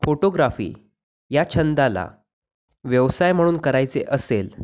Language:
Marathi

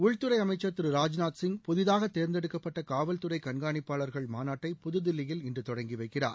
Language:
Tamil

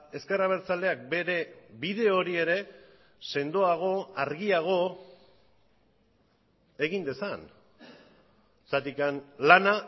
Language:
Basque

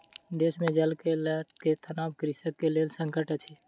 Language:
Maithili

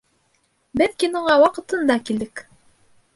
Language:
Bashkir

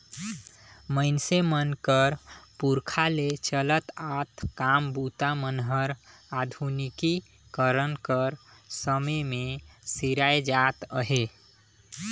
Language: Chhattisgarhi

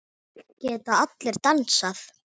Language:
Icelandic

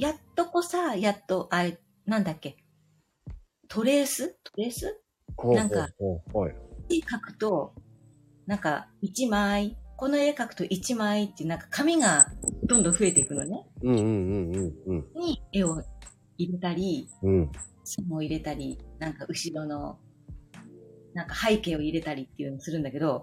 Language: Japanese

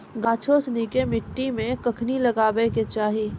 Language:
Maithili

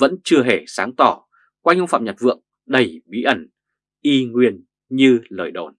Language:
Vietnamese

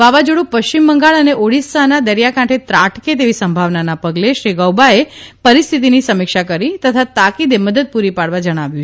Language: Gujarati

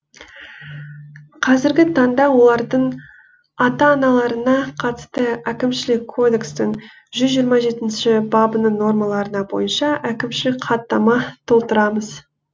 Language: Kazakh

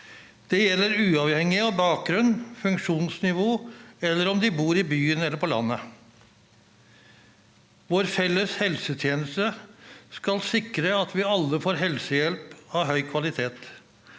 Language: Norwegian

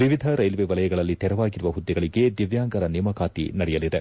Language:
Kannada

